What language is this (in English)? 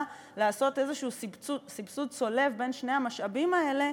Hebrew